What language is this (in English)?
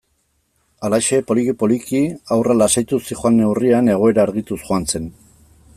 Basque